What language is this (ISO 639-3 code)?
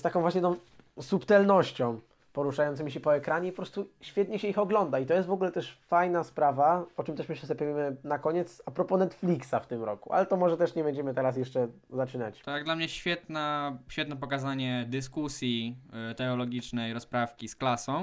pol